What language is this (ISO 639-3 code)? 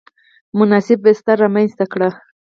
pus